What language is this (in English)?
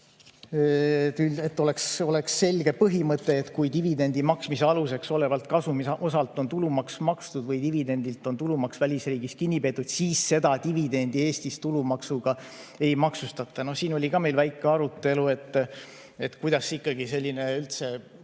Estonian